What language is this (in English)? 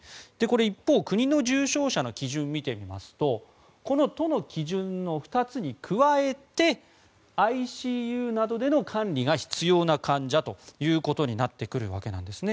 Japanese